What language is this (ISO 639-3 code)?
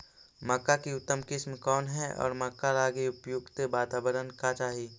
mag